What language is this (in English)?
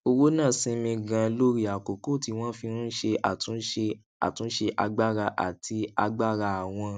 Yoruba